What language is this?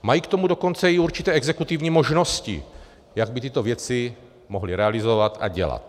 Czech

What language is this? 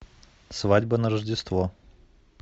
Russian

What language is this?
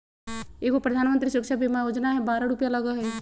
Magahi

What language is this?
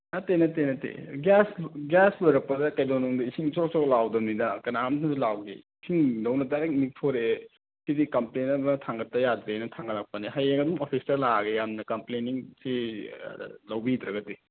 Manipuri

